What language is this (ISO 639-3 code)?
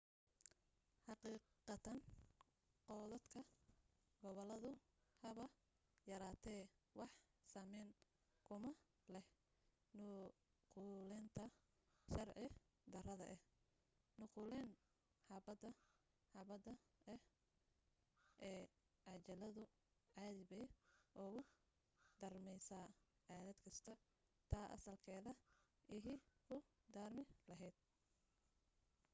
som